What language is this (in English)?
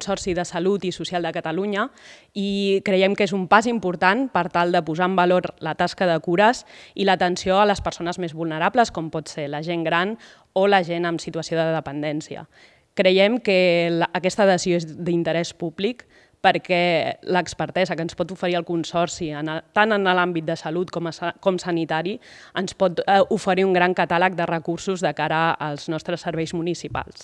Catalan